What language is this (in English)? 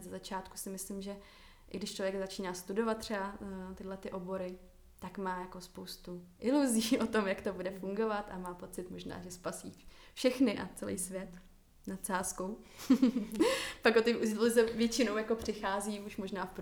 Czech